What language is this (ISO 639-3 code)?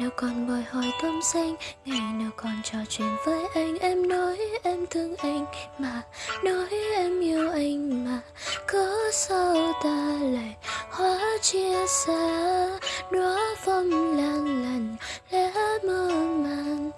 vie